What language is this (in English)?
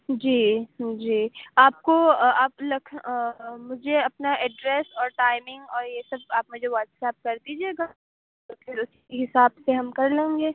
Urdu